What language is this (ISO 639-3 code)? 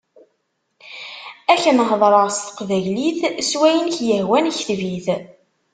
kab